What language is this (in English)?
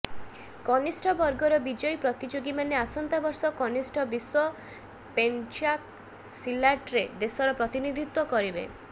Odia